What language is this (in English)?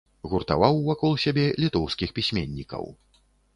Belarusian